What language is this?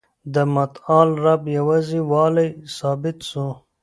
Pashto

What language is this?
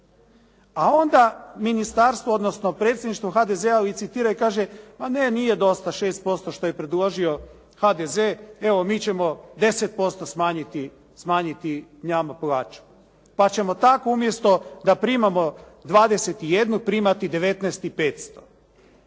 Croatian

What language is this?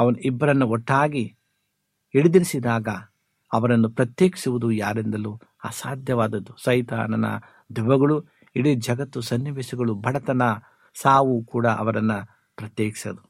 Kannada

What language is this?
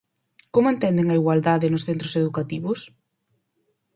Galician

